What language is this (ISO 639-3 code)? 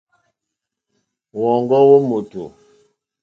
bri